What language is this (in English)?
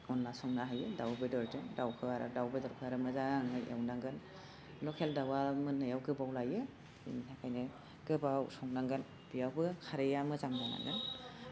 Bodo